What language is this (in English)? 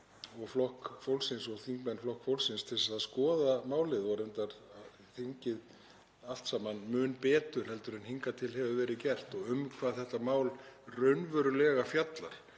Icelandic